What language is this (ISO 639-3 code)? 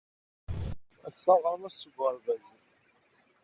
kab